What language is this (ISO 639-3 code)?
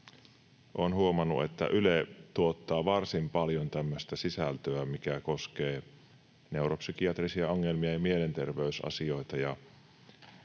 fin